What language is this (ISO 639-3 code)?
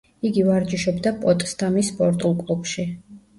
kat